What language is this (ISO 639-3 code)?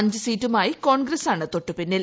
mal